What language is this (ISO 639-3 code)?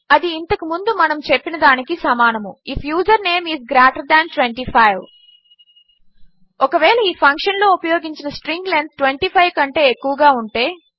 tel